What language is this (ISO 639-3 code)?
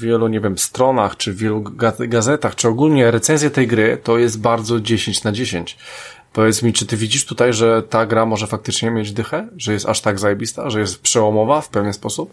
pol